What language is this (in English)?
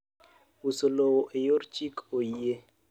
Luo (Kenya and Tanzania)